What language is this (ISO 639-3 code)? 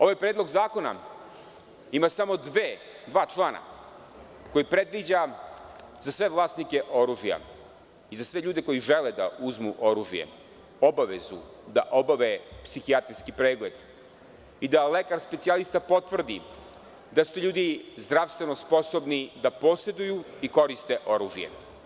srp